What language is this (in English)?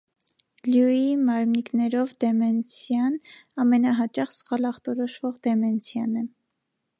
Armenian